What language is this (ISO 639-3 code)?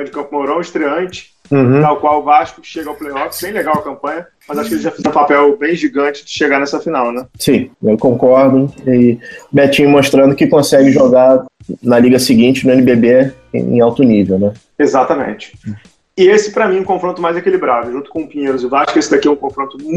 por